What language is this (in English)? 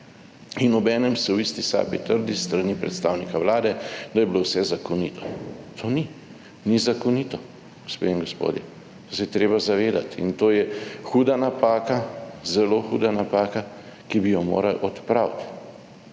Slovenian